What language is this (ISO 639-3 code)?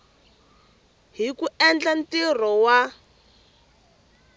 tso